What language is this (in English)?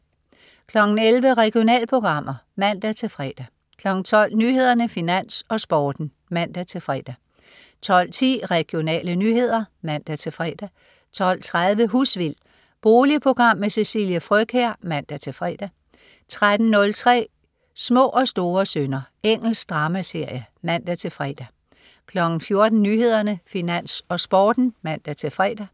Danish